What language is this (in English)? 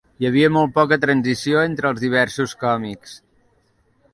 Catalan